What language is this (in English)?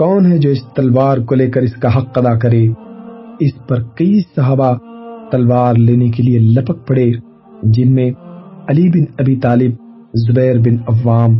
Urdu